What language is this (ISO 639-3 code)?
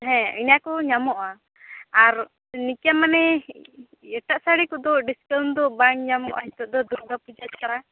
sat